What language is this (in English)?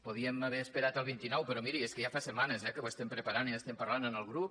Catalan